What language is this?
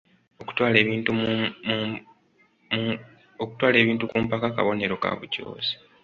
Ganda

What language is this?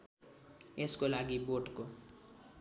Nepali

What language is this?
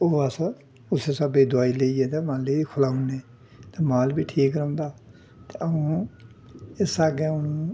Dogri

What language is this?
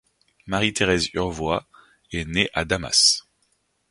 French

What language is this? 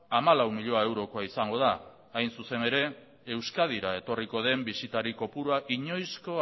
Basque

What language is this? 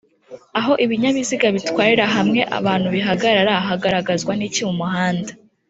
Kinyarwanda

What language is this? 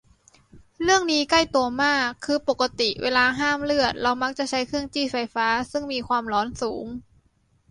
Thai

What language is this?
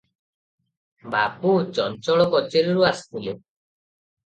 Odia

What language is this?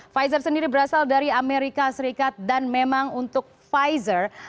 Indonesian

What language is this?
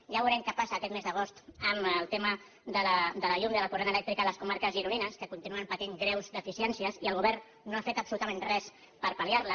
Catalan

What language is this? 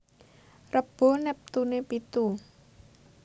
Javanese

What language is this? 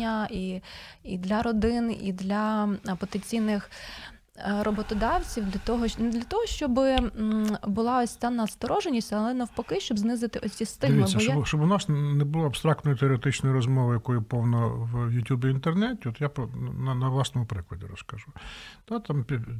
Ukrainian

